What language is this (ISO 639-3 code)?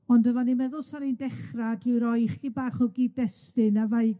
cym